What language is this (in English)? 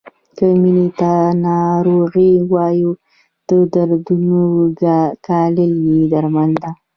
Pashto